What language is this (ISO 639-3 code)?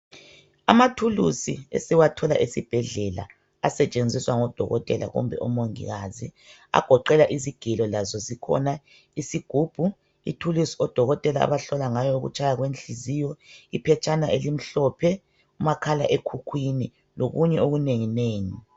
nde